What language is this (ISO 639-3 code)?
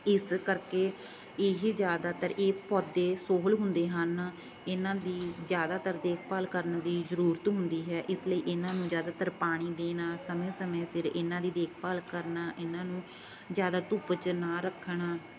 pan